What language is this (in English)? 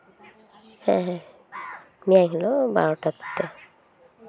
Santali